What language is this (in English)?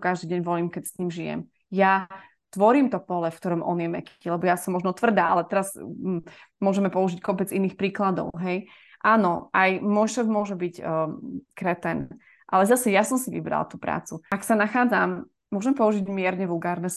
Slovak